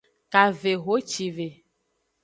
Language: Aja (Benin)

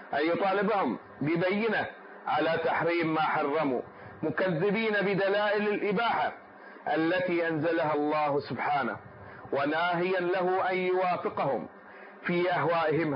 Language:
Arabic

